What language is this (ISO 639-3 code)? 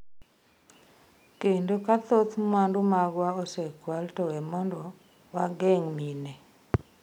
luo